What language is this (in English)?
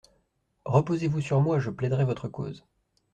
French